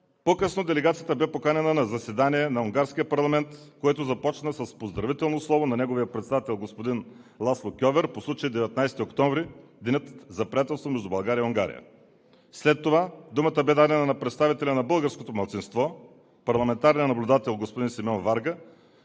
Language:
Bulgarian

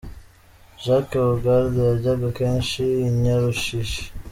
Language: Kinyarwanda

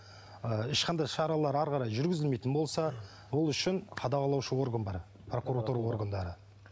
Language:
Kazakh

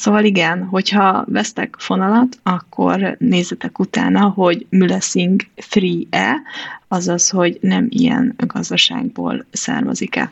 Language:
Hungarian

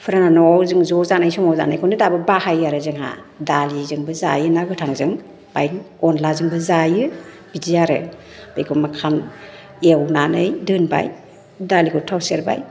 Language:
Bodo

